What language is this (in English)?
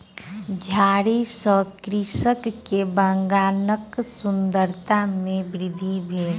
Maithili